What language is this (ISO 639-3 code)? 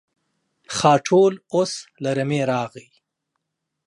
pus